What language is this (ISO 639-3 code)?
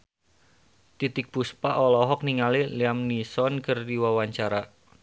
sun